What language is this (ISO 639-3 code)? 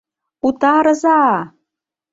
chm